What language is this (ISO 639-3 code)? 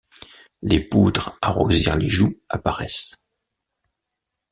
fra